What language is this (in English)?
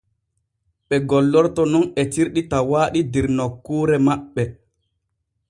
Borgu Fulfulde